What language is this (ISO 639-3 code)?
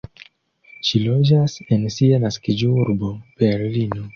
epo